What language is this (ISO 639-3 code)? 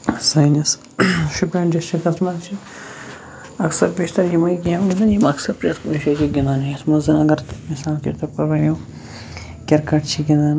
kas